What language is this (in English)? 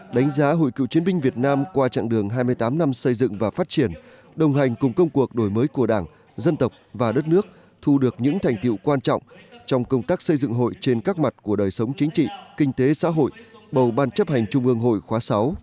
Vietnamese